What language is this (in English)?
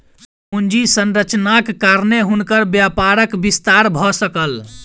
Maithili